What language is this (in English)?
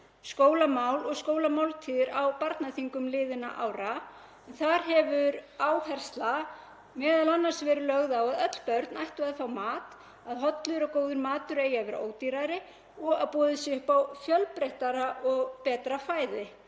Icelandic